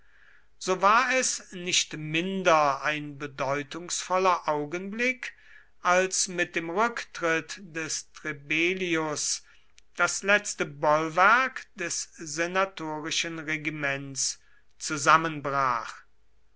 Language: German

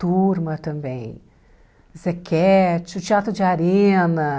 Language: Portuguese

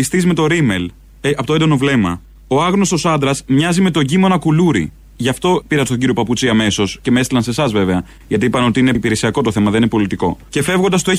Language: Greek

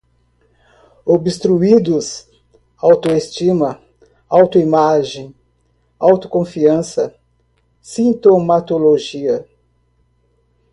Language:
Portuguese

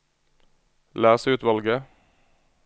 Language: Norwegian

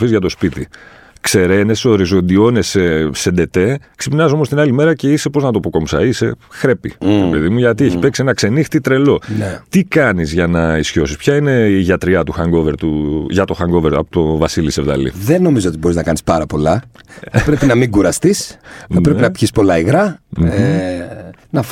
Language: Greek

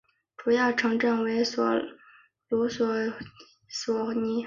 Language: Chinese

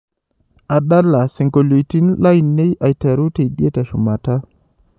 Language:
Masai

